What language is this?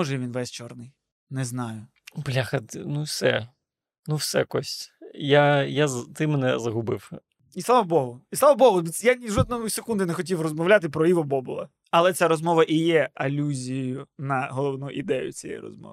Ukrainian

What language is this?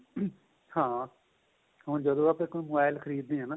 Punjabi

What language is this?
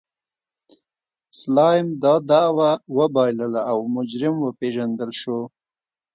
Pashto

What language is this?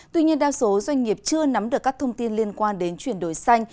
Vietnamese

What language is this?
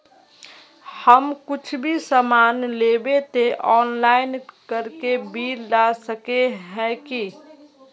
Magahi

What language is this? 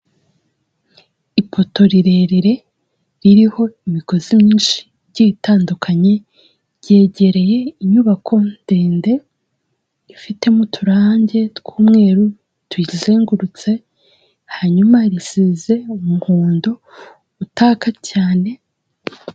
Kinyarwanda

